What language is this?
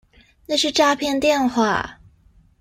Chinese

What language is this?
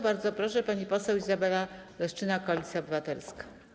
Polish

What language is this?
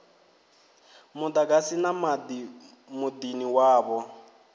Venda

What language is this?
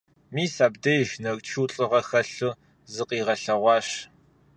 Kabardian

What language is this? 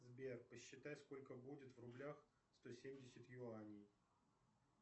Russian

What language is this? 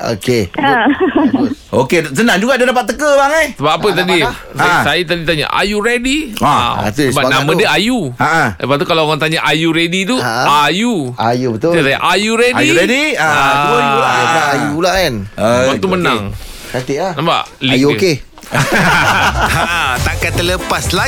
Malay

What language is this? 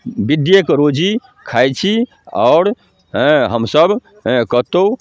Maithili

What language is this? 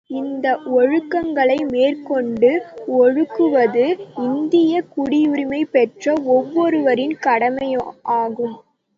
Tamil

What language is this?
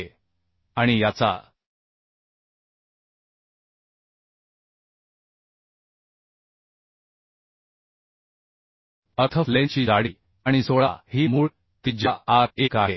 Marathi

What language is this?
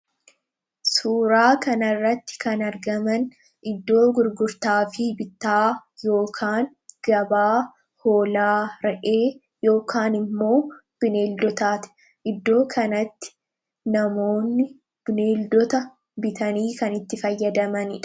Oromo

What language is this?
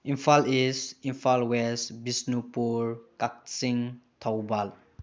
Manipuri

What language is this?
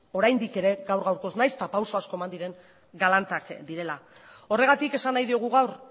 Basque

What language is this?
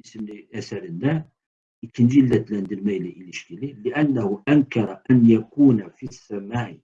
Turkish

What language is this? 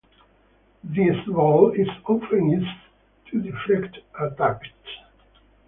English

